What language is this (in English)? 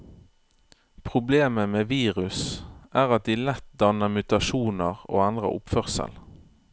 Norwegian